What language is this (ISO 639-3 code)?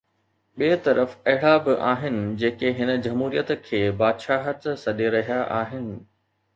snd